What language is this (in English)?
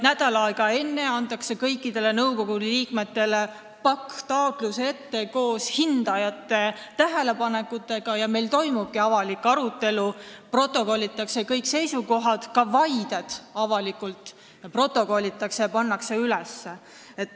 Estonian